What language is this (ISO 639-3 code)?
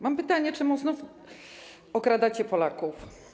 pol